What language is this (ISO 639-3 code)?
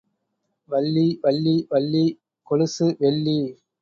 tam